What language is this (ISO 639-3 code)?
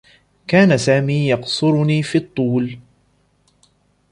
ara